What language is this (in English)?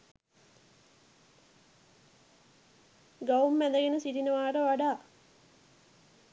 Sinhala